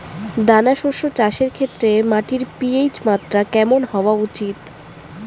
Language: Bangla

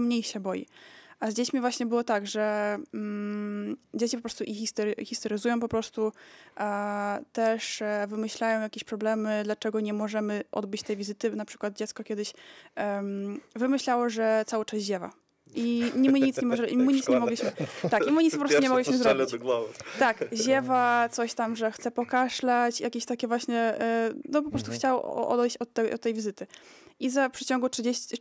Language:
Polish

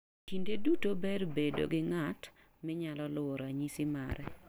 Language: Luo (Kenya and Tanzania)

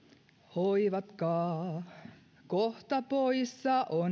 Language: Finnish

